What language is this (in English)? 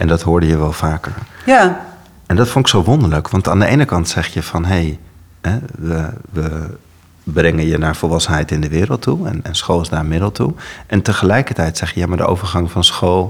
Dutch